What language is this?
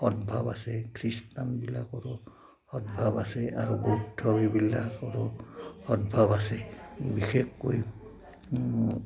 Assamese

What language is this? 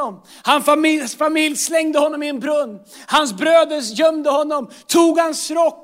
Swedish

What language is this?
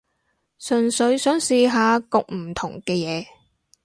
Cantonese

